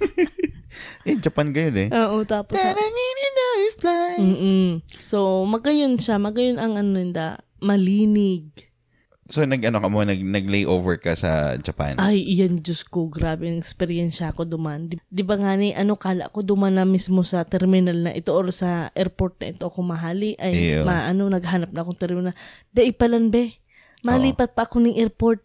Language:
Filipino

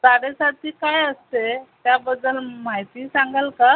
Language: Marathi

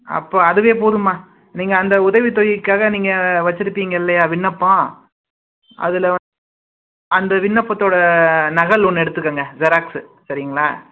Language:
Tamil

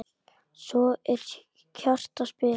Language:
Icelandic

